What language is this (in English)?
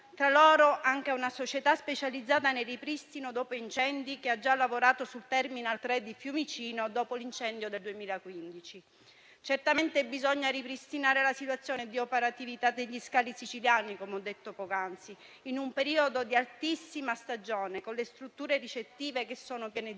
Italian